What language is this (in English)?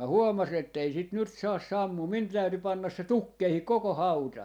Finnish